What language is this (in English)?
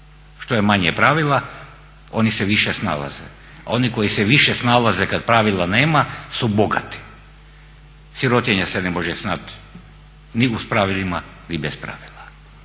Croatian